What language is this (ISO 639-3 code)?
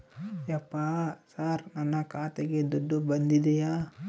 kan